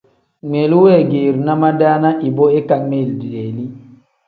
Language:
Tem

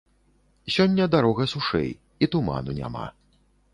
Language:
Belarusian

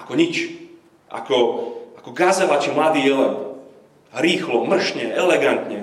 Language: Slovak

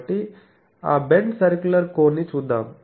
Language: Telugu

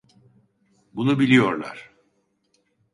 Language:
Turkish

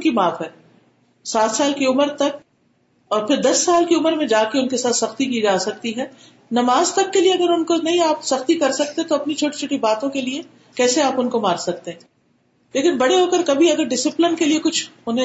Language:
Urdu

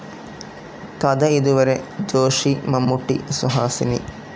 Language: Malayalam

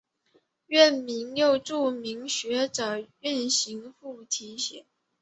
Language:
Chinese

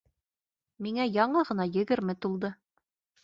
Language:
Bashkir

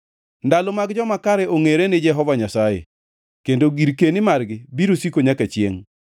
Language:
Luo (Kenya and Tanzania)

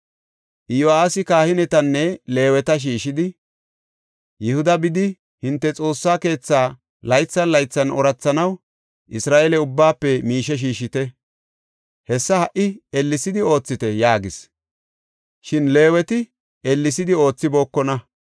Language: Gofa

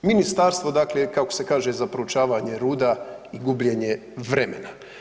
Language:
Croatian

